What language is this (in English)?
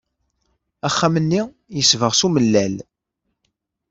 Kabyle